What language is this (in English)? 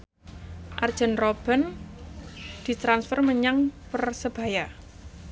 Javanese